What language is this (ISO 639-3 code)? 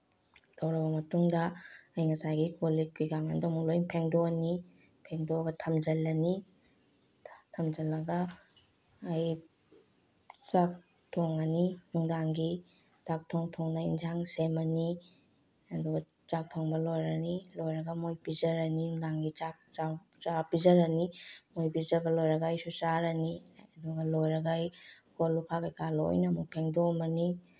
mni